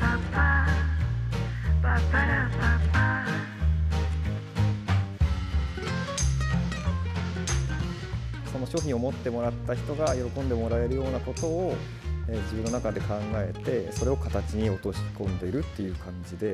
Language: Japanese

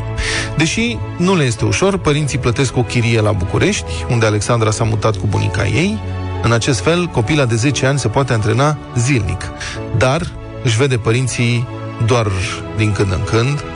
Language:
Romanian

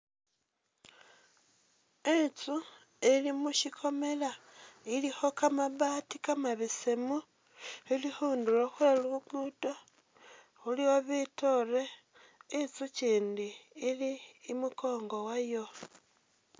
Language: Masaaba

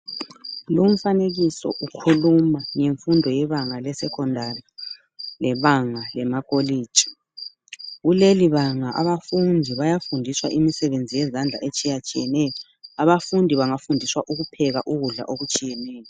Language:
North Ndebele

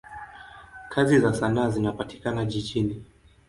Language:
Swahili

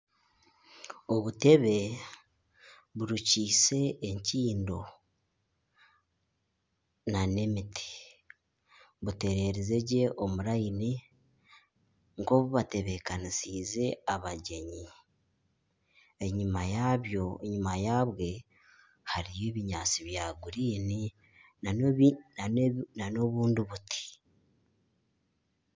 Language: Nyankole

